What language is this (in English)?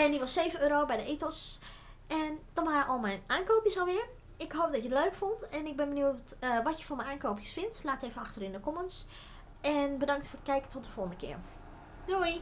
Dutch